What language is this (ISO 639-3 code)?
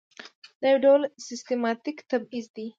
pus